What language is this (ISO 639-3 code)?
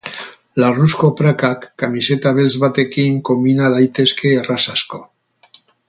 eus